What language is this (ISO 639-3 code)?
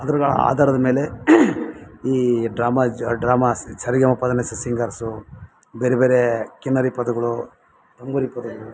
kan